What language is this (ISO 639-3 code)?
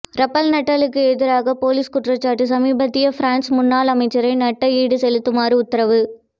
tam